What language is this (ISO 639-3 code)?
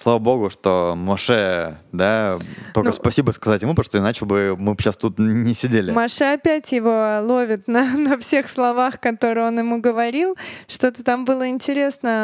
rus